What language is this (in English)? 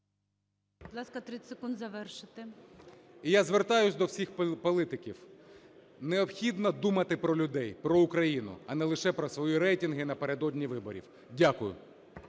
Ukrainian